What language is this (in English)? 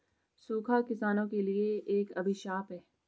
Hindi